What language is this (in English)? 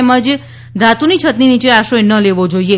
Gujarati